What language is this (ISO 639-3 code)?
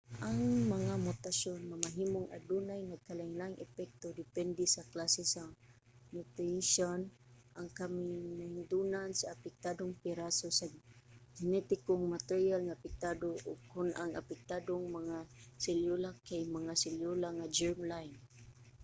ceb